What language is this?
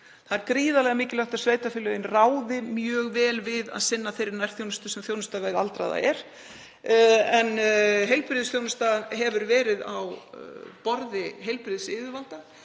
Icelandic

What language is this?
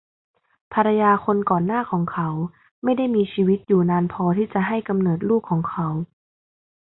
Thai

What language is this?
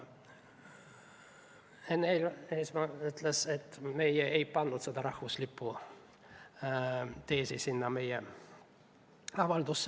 Estonian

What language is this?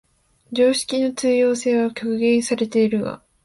Japanese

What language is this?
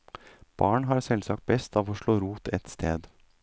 Norwegian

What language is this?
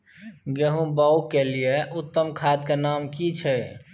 Maithili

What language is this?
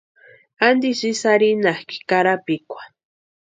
Western Highland Purepecha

